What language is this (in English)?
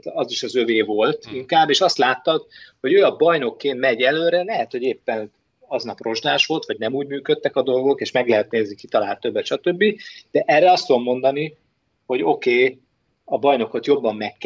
Hungarian